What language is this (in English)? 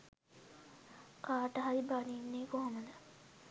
Sinhala